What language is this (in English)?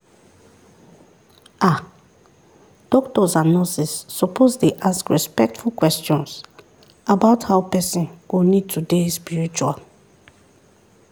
Nigerian Pidgin